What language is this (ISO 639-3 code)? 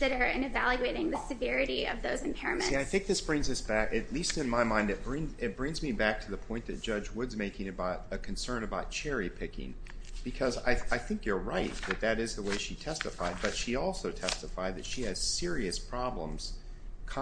eng